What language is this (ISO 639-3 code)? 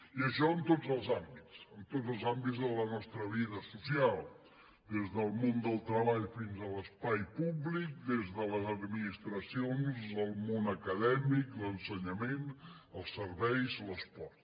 cat